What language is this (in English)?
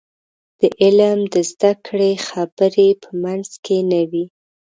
Pashto